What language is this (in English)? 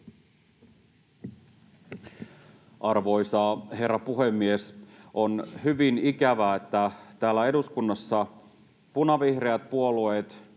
Finnish